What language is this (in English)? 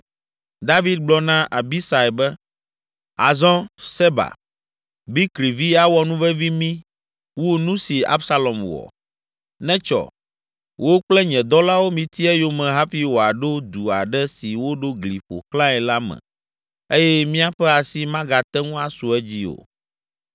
Ewe